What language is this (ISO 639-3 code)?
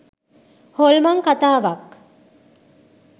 sin